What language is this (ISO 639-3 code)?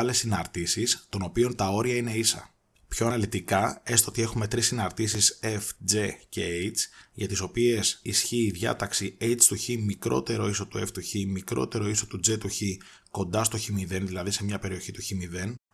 ell